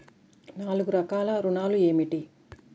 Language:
Telugu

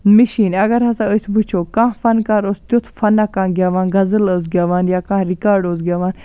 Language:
Kashmiri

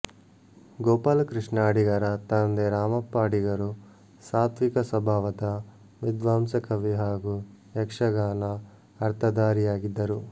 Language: Kannada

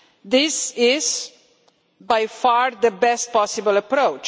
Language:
English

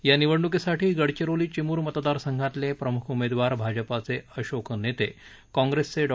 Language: Marathi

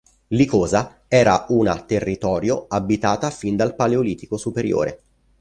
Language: Italian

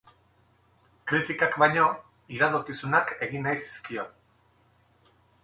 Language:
Basque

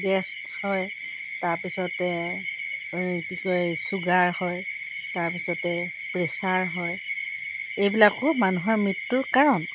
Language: Assamese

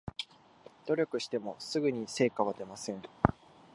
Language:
Japanese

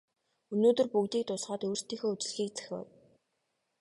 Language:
Mongolian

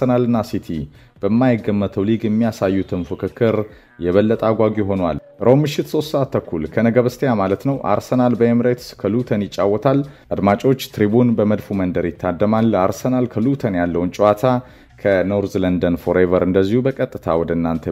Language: Romanian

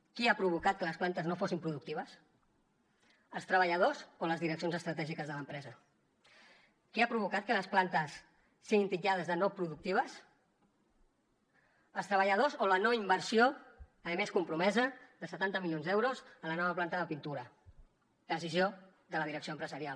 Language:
Catalan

